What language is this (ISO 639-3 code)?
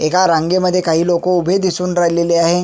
mar